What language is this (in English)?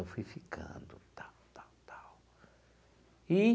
Portuguese